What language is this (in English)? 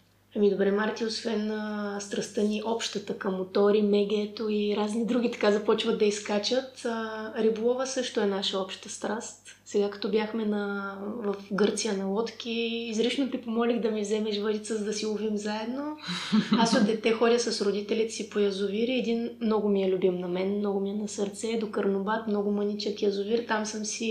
Bulgarian